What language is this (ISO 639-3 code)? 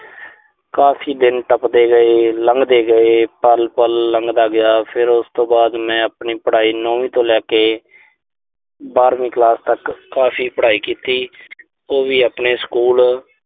pan